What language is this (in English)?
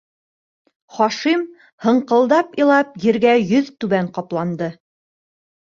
Bashkir